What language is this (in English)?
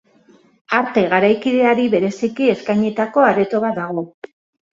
Basque